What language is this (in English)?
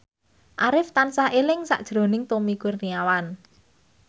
Javanese